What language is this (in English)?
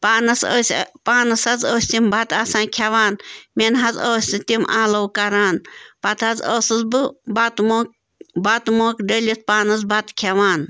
Kashmiri